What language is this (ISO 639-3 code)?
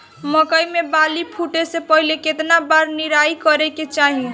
bho